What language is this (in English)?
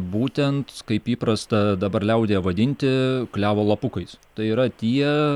Lithuanian